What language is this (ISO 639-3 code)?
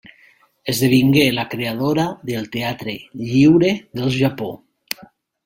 cat